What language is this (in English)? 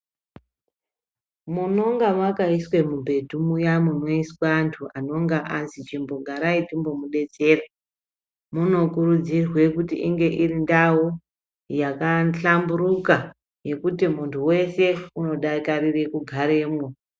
Ndau